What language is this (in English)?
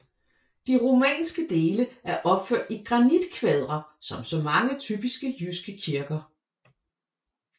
Danish